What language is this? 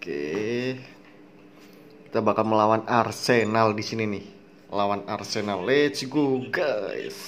Indonesian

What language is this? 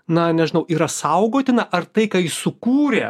Lithuanian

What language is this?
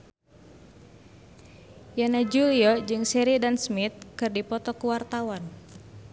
Sundanese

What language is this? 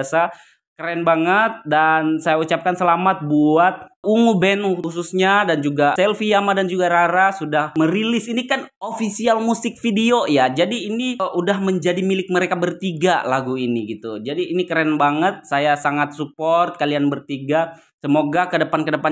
Indonesian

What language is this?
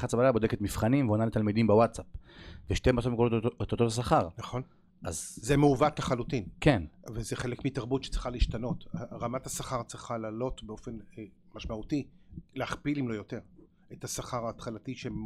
Hebrew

